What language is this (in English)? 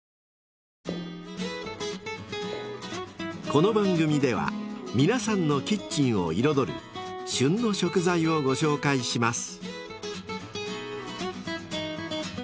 Japanese